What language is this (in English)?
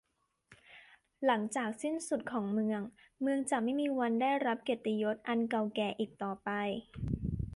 Thai